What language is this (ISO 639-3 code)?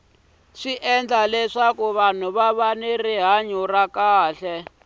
tso